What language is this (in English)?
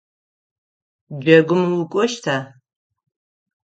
Adyghe